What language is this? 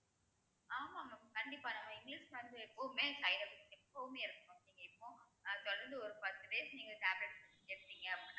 Tamil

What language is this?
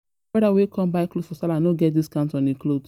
Nigerian Pidgin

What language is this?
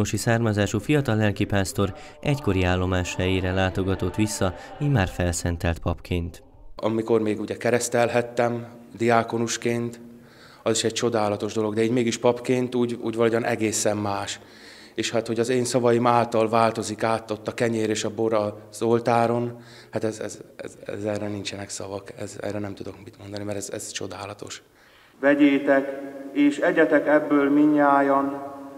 Hungarian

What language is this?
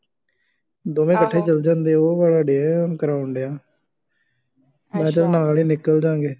Punjabi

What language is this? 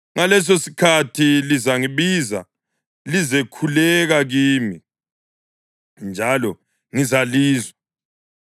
North Ndebele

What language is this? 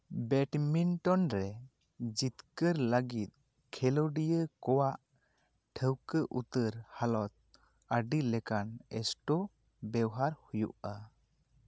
Santali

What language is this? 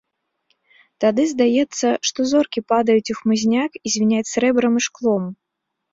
Belarusian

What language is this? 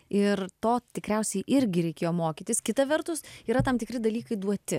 Lithuanian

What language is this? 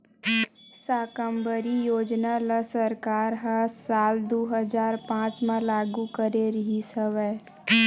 Chhattisgarhi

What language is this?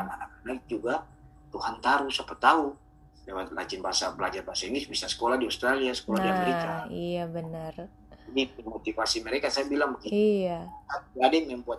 Indonesian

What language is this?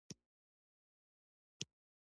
Pashto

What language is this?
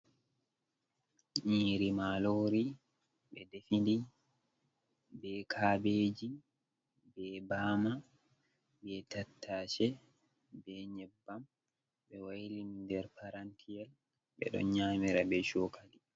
Fula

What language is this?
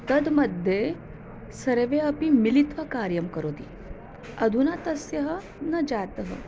Sanskrit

